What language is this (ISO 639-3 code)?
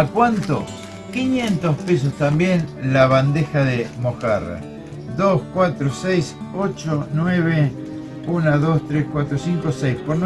spa